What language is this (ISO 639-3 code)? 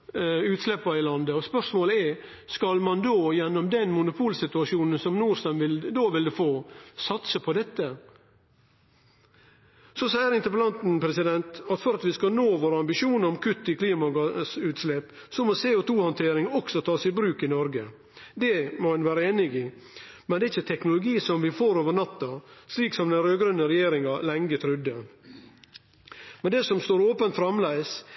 nno